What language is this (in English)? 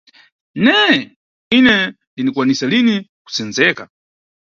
Nyungwe